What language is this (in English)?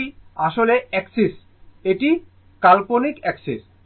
Bangla